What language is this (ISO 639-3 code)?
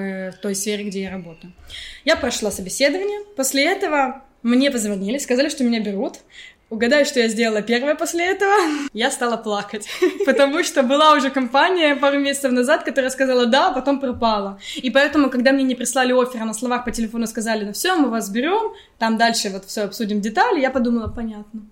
rus